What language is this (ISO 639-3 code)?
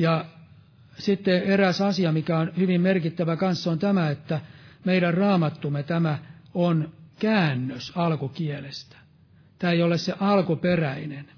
fin